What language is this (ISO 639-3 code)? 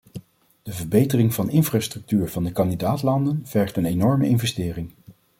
nld